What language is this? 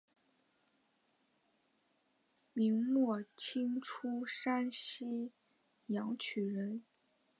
Chinese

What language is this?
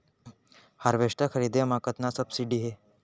Chhattisgarhi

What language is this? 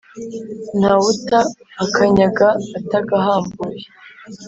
Kinyarwanda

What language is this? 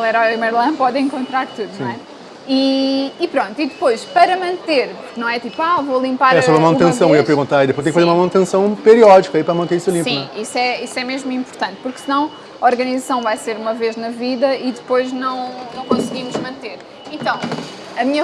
Portuguese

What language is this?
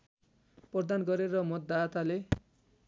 Nepali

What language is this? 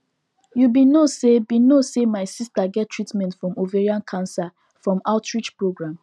Nigerian Pidgin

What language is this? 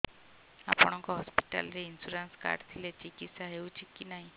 Odia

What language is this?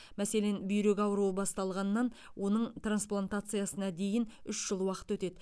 Kazakh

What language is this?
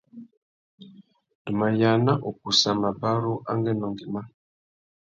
Tuki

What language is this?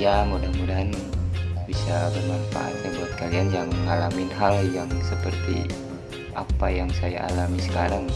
Indonesian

